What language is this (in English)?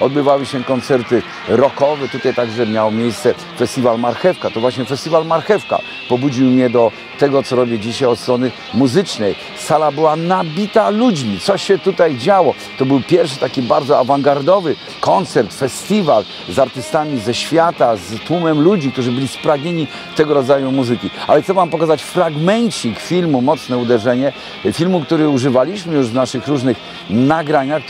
Polish